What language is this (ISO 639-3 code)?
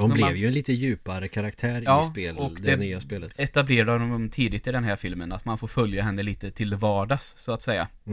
swe